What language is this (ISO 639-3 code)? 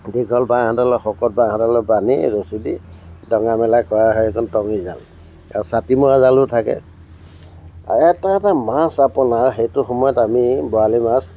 asm